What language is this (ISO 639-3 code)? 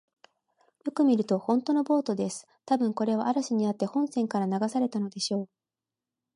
jpn